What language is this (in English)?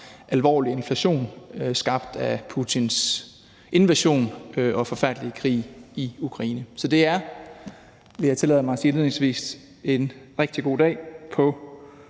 Danish